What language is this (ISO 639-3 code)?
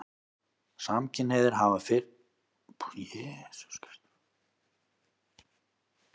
isl